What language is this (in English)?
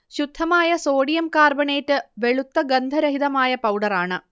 Malayalam